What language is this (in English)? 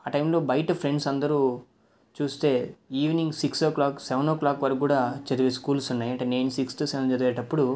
Telugu